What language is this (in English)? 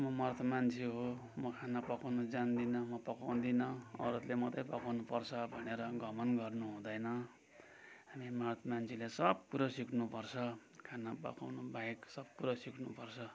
Nepali